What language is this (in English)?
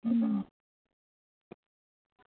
Dogri